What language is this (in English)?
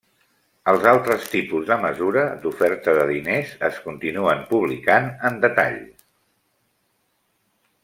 Catalan